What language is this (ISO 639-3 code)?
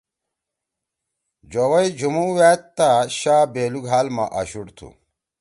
trw